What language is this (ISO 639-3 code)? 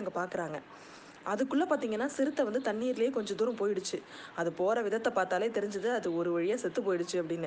tam